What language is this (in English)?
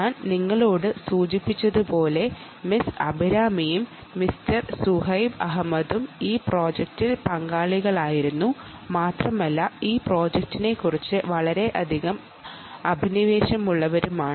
Malayalam